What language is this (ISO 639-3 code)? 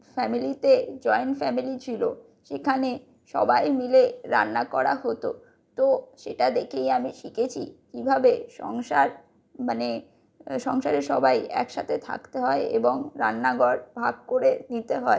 ben